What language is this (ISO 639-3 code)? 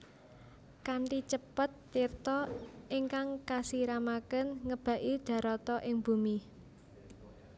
jav